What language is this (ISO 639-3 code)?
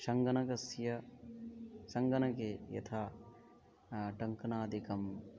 san